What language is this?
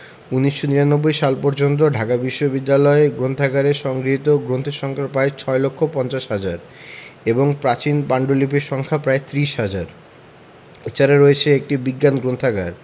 Bangla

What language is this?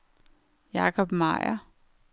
Danish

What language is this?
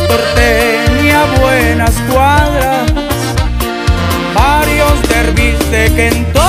Spanish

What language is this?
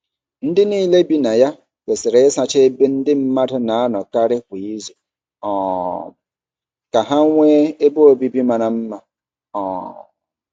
Igbo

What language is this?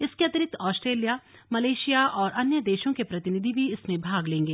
Hindi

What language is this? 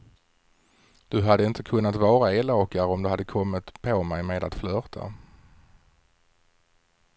Swedish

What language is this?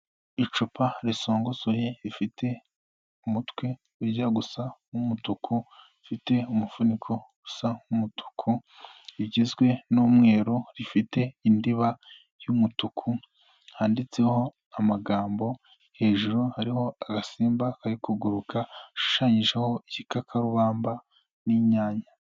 Kinyarwanda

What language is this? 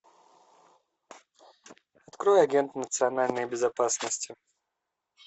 Russian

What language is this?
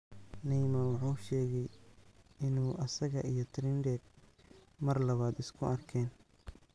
Somali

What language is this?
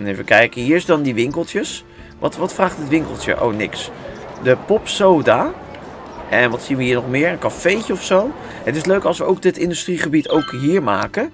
Dutch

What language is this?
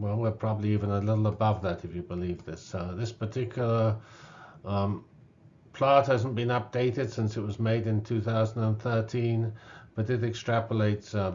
English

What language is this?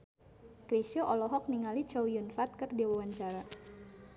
Sundanese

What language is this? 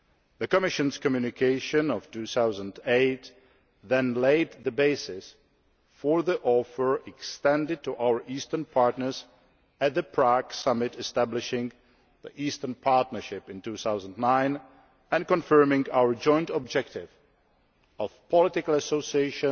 English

